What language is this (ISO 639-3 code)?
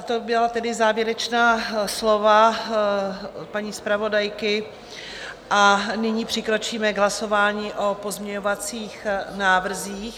ces